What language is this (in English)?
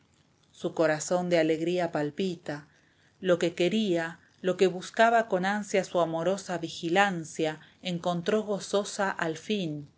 Spanish